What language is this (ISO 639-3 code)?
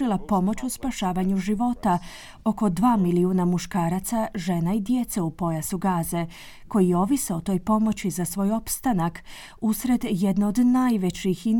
hrv